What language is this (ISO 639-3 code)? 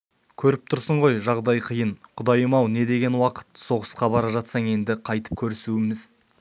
kaz